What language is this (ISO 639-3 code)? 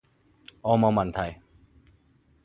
yue